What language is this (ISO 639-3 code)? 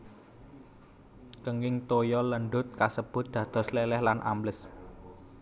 jav